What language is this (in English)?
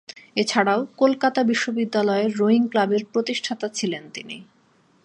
Bangla